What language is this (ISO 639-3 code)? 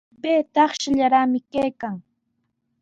qws